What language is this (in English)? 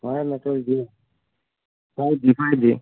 Hindi